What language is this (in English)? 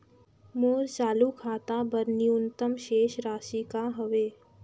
Chhattisgarhi